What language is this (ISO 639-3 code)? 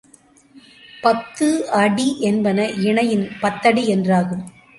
tam